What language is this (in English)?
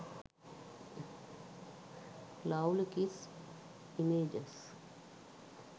Sinhala